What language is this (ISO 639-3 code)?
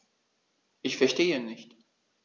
deu